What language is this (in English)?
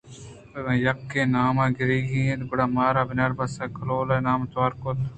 Eastern Balochi